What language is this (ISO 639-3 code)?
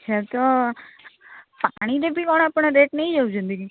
ori